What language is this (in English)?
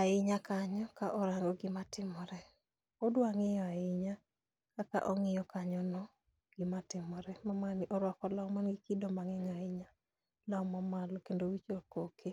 Luo (Kenya and Tanzania)